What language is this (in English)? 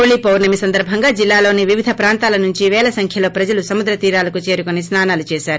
Telugu